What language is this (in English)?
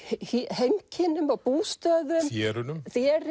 Icelandic